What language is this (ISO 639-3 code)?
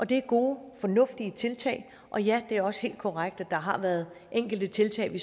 dan